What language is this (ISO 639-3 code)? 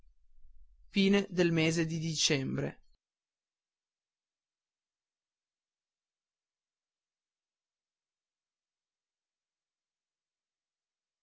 ita